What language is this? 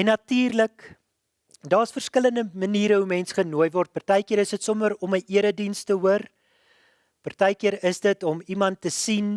Dutch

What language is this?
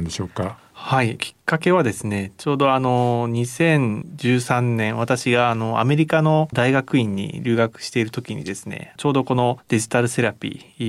Japanese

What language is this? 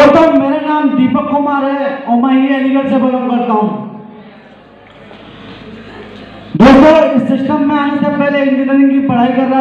Hindi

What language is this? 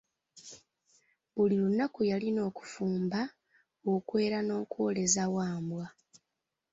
Ganda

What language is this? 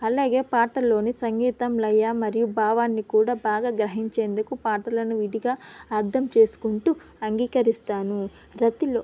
Telugu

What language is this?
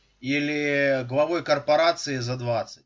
Russian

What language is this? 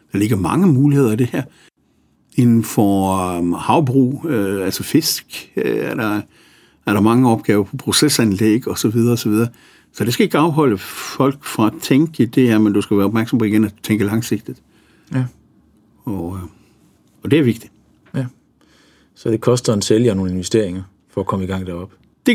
Danish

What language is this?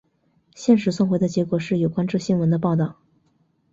Chinese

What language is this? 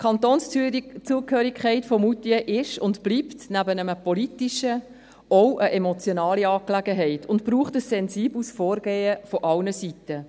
Swiss German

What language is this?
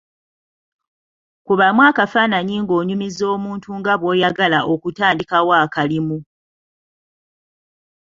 Ganda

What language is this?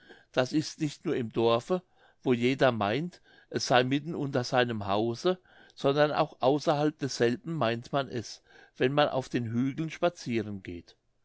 German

